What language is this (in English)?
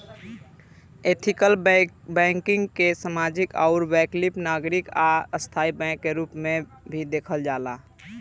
Bhojpuri